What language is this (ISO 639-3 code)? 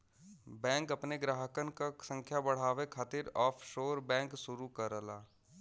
bho